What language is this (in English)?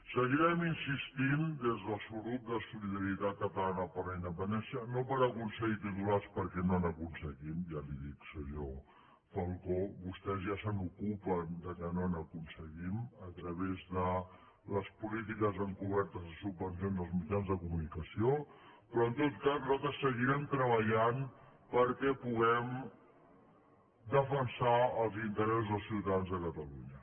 Catalan